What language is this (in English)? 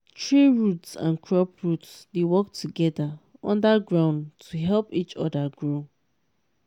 Nigerian Pidgin